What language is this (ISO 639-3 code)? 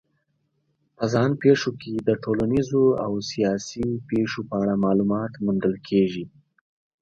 pus